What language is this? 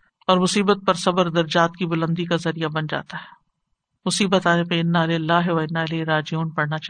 Urdu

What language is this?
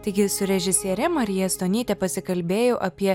Lithuanian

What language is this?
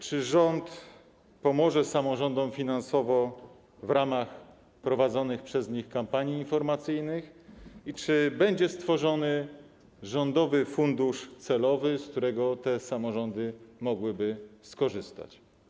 Polish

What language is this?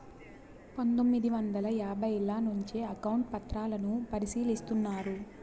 Telugu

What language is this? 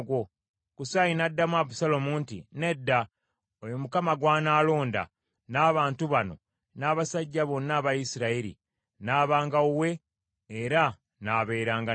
Ganda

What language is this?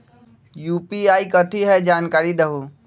Magahi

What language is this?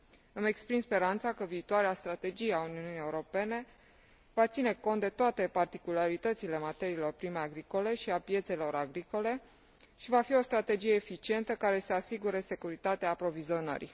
Romanian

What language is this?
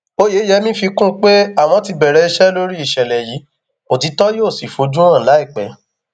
Yoruba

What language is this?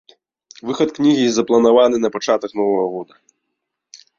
Belarusian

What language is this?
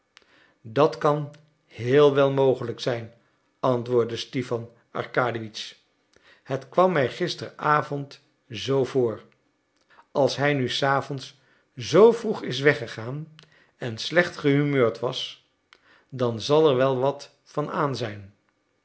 Dutch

